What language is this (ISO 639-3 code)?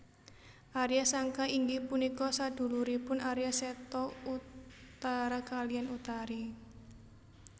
jav